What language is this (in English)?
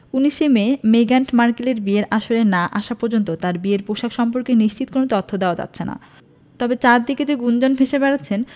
Bangla